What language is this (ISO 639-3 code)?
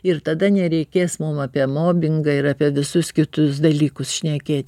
lit